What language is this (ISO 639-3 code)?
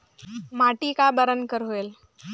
hne